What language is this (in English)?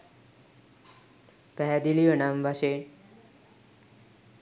Sinhala